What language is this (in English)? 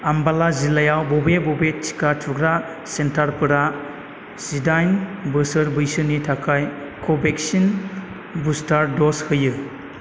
Bodo